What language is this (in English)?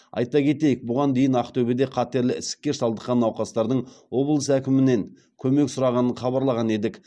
Kazakh